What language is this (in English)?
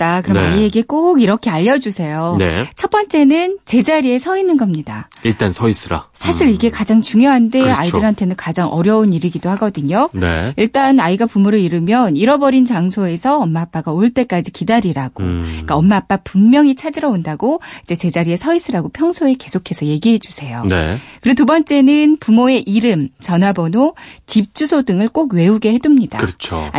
Korean